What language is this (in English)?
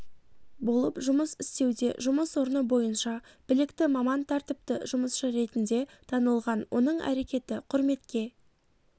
Kazakh